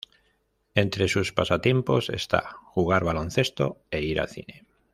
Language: Spanish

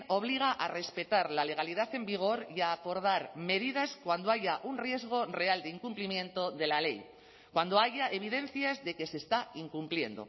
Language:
Spanish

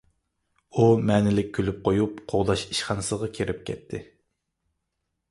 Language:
Uyghur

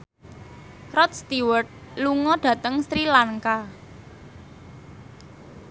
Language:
Javanese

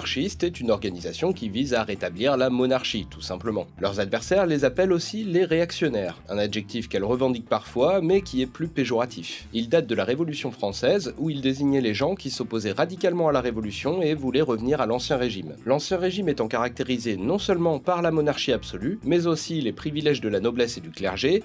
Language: French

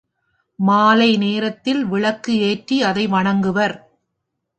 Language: Tamil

